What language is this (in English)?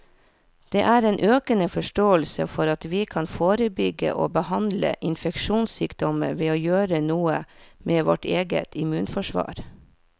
Norwegian